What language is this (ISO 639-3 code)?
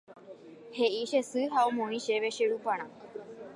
grn